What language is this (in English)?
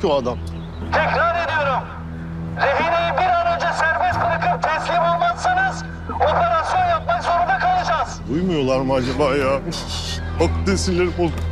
Turkish